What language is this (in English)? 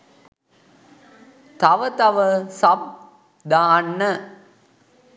Sinhala